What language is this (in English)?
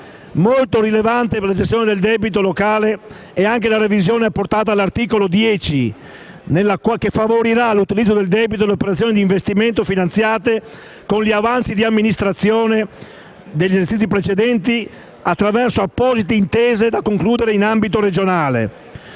Italian